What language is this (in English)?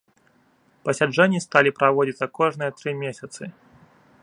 Belarusian